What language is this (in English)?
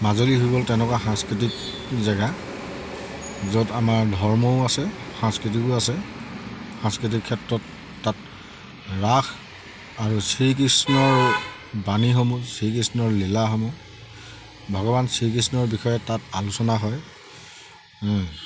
Assamese